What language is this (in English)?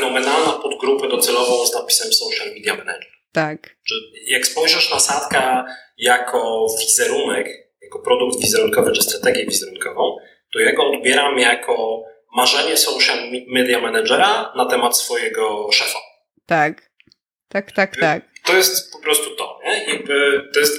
Polish